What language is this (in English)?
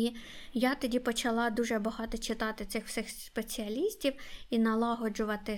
Ukrainian